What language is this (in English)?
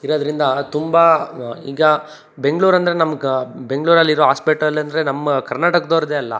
Kannada